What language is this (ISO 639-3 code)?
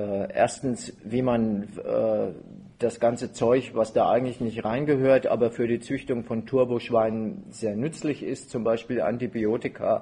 deu